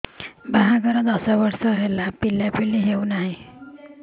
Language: Odia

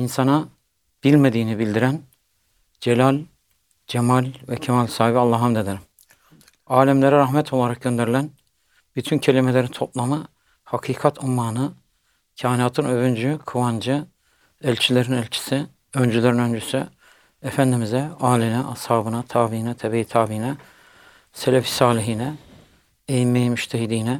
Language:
Turkish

